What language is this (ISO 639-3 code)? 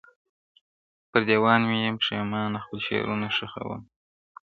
pus